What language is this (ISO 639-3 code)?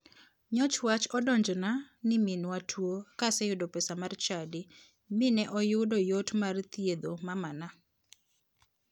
luo